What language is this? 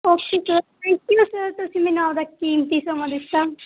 Punjabi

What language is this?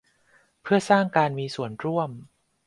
Thai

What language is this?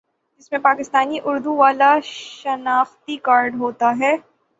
Urdu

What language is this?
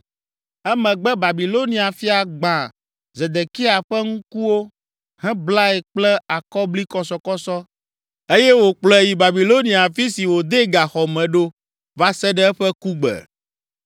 Ewe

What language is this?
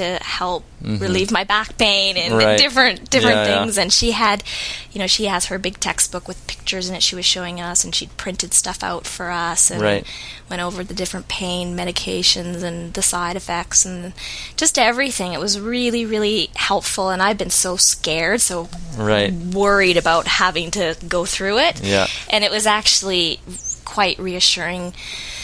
English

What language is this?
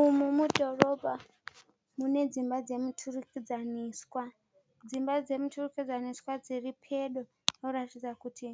Shona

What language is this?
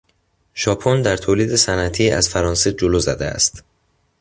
Persian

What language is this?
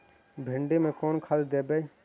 Magahi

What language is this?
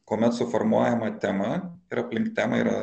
Lithuanian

